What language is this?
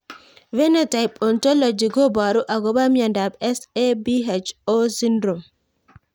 Kalenjin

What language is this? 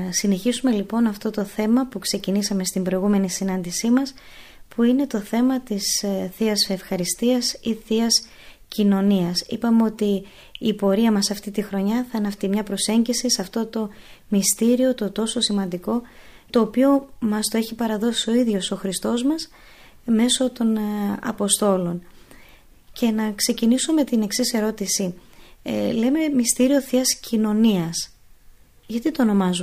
Greek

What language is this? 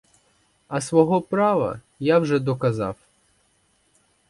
Ukrainian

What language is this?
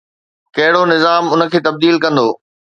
Sindhi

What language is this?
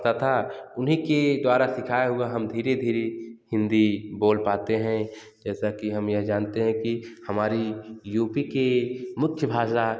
Hindi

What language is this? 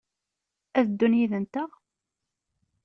Kabyle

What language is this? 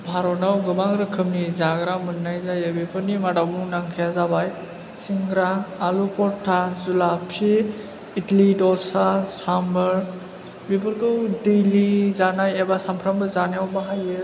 Bodo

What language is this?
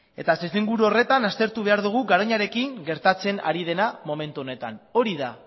Basque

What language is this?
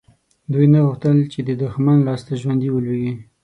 Pashto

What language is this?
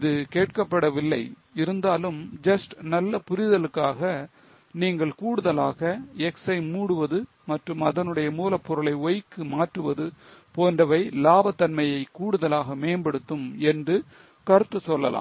Tamil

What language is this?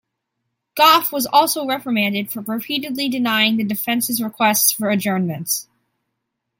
English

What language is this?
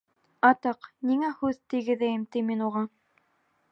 Bashkir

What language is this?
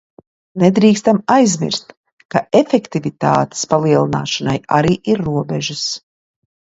Latvian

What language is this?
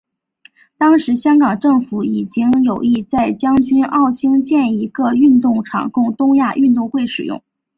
Chinese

